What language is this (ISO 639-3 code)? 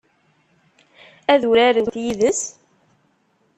kab